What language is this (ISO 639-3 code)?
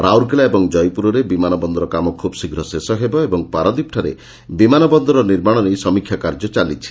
ori